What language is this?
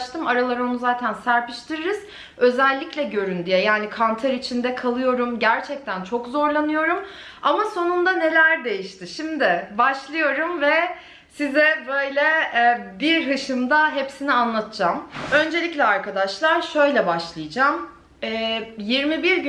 Turkish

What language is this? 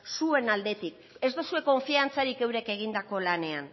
Basque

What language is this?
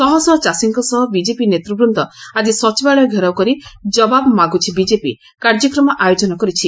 Odia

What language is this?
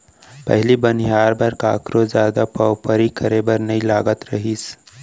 Chhattisgarhi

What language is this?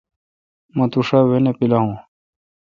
Kalkoti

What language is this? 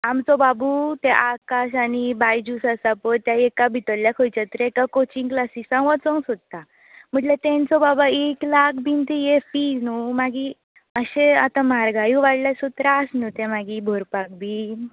Konkani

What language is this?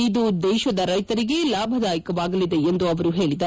Kannada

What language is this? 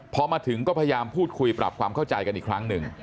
Thai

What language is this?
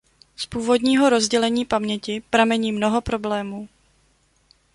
Czech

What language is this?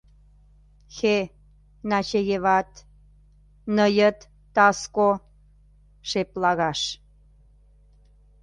Mari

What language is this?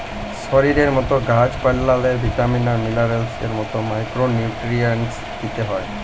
Bangla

